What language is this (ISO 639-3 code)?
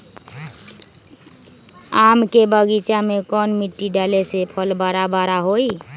mag